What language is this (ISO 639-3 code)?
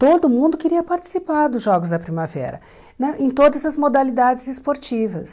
por